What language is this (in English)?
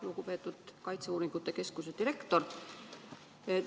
Estonian